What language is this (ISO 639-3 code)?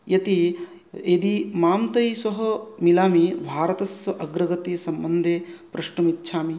san